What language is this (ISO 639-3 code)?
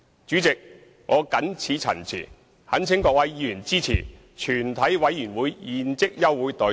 yue